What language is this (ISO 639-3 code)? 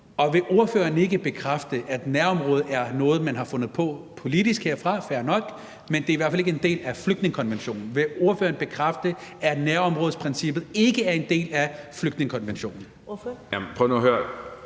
dan